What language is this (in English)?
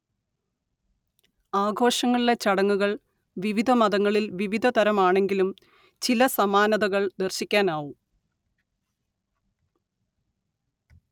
Malayalam